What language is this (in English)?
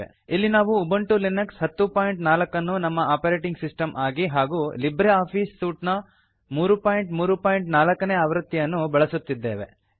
Kannada